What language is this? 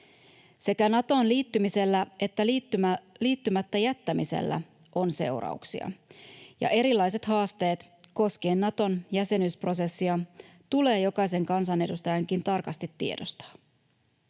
Finnish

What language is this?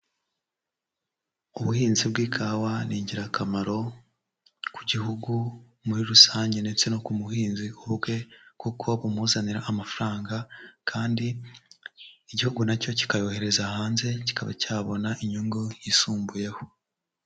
Kinyarwanda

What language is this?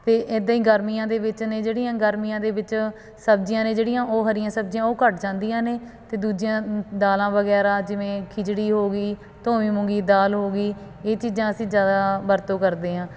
Punjabi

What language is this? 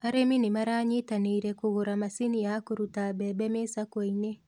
Kikuyu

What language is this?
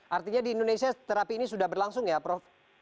Indonesian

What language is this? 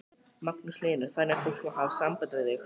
Icelandic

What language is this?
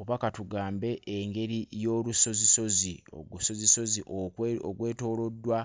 Ganda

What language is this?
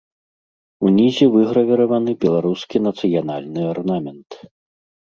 Belarusian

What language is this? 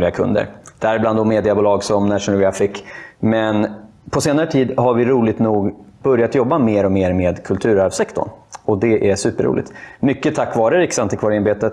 Swedish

